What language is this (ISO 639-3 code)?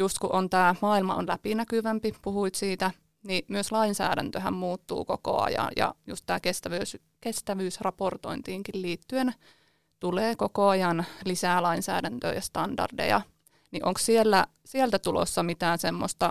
fin